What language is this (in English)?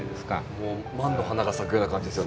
Japanese